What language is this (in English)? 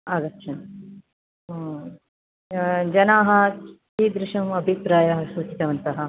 Sanskrit